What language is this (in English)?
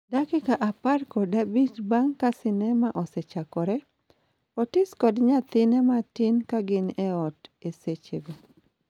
Luo (Kenya and Tanzania)